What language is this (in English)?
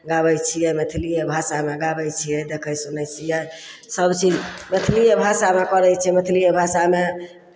Maithili